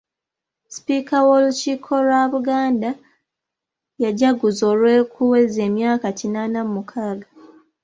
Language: Ganda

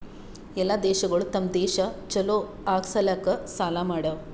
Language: Kannada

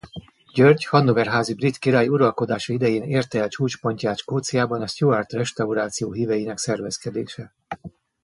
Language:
Hungarian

